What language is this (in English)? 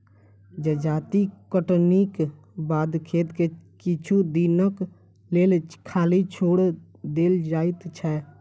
Maithili